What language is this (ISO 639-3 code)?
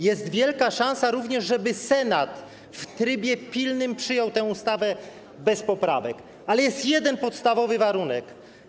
pol